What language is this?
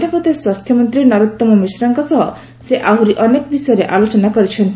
Odia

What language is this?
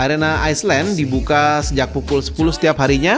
Indonesian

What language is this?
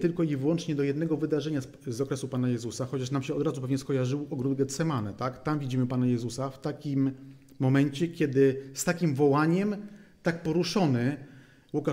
Polish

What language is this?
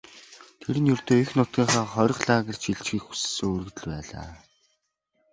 Mongolian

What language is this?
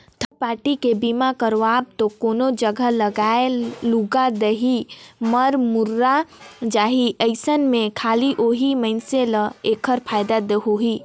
Chhattisgarhi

